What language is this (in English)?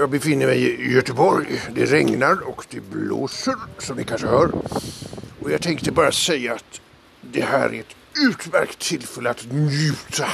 Swedish